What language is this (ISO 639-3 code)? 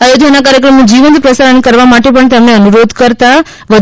guj